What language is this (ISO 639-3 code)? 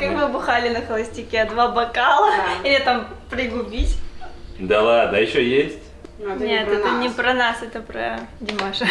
rus